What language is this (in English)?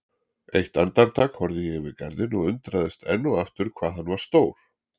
Icelandic